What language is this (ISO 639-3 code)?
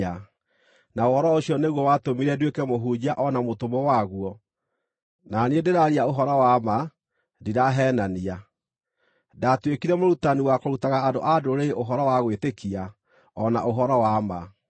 kik